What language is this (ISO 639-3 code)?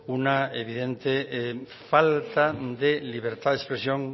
spa